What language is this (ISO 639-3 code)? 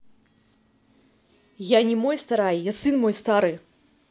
rus